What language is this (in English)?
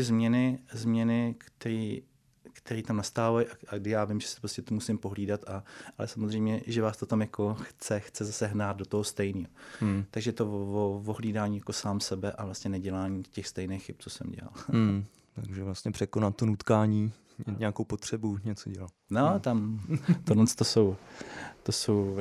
Czech